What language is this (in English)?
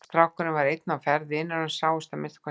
Icelandic